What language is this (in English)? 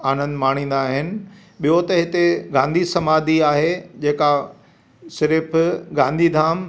Sindhi